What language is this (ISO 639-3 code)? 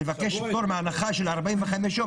heb